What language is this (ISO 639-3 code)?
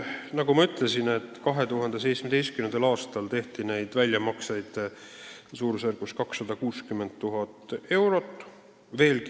est